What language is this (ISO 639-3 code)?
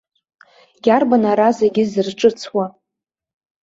abk